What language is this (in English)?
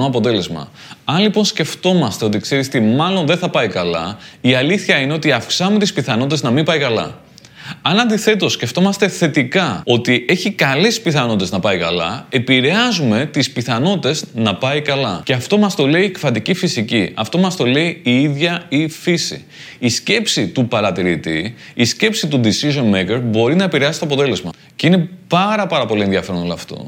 Greek